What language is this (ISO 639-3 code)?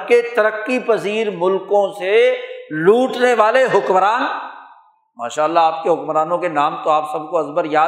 urd